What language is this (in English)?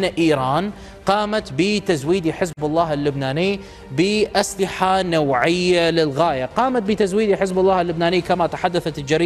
Arabic